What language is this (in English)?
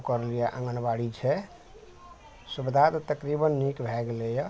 Maithili